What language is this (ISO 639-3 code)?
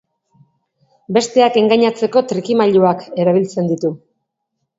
eus